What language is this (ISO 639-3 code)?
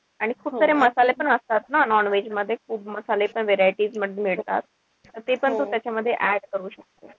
mar